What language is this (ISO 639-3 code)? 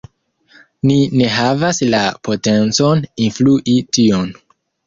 epo